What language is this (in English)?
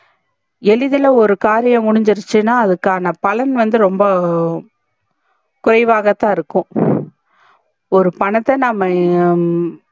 Tamil